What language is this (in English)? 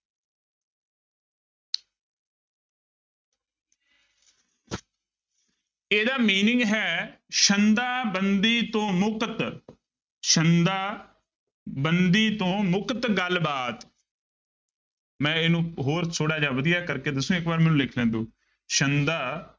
Punjabi